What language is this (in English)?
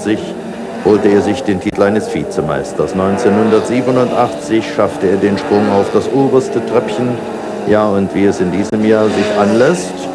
German